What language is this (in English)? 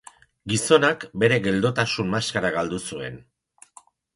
Basque